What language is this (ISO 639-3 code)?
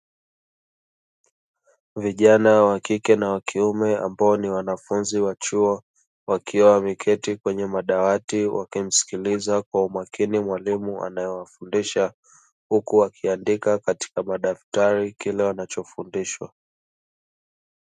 swa